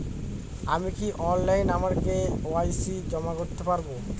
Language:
Bangla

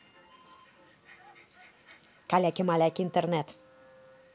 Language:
Russian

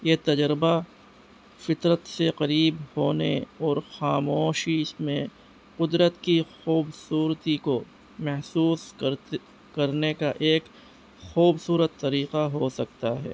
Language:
Urdu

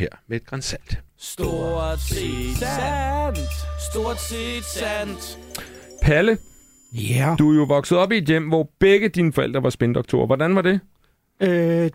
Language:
Danish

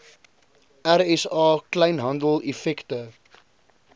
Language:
Afrikaans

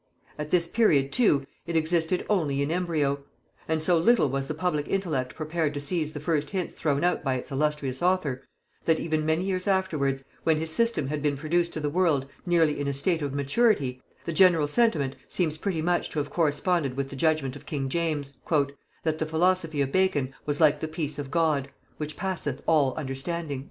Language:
English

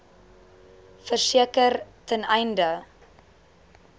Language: Afrikaans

